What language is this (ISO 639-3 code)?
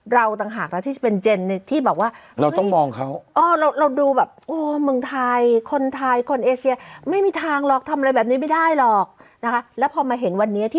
tha